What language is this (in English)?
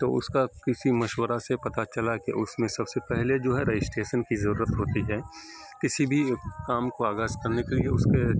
Urdu